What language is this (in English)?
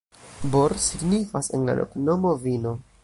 Esperanto